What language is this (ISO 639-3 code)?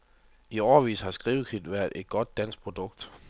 dan